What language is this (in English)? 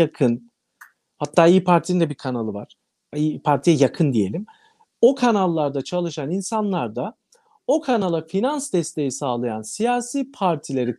Turkish